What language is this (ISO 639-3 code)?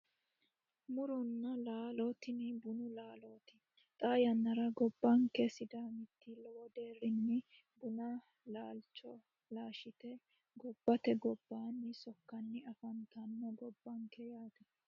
sid